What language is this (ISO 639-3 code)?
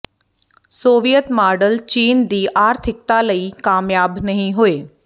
pan